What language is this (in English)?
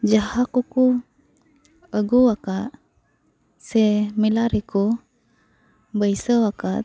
Santali